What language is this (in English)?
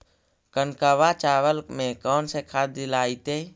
Magahi